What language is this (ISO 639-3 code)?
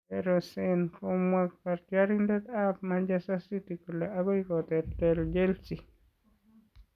kln